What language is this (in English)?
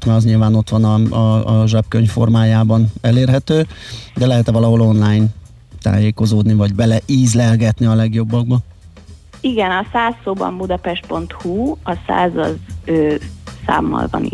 Hungarian